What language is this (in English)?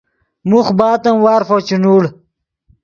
Yidgha